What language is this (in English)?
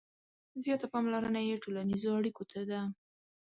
Pashto